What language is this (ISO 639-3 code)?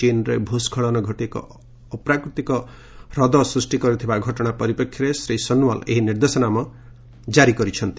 ori